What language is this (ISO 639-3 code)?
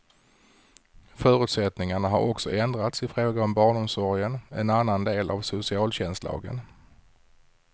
swe